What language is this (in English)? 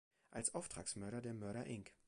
German